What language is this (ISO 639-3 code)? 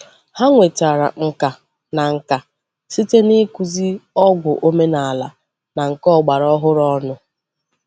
ibo